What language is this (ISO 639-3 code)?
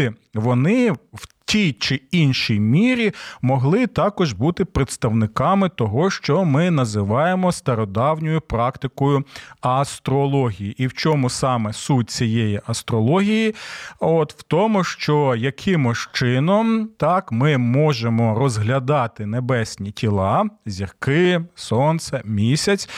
ukr